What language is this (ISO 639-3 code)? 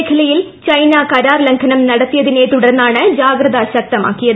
mal